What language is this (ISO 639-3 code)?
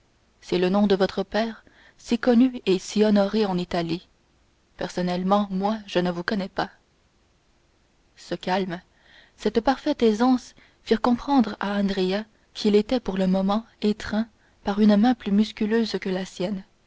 fra